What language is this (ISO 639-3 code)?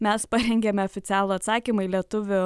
lit